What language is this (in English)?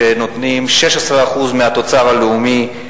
Hebrew